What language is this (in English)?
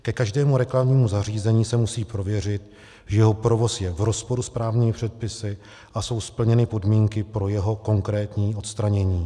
Czech